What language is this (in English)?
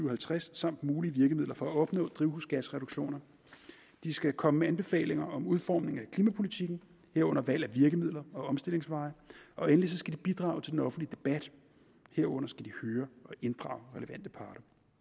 Danish